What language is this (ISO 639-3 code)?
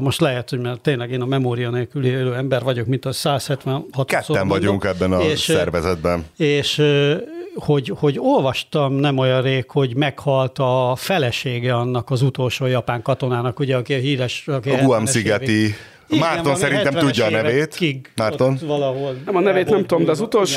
hun